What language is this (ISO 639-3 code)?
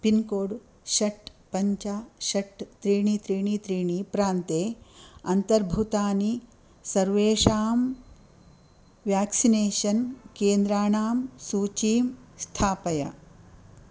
san